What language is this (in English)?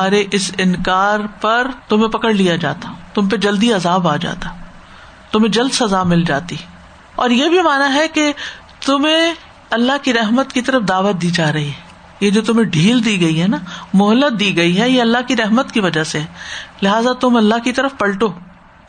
Urdu